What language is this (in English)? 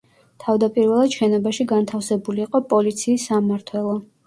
Georgian